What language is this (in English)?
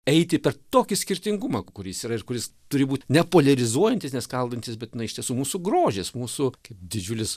Lithuanian